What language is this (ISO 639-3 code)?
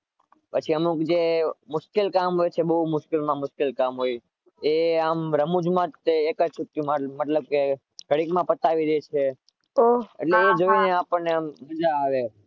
guj